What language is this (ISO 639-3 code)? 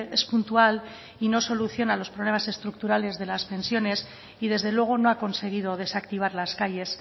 spa